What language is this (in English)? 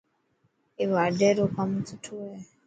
Dhatki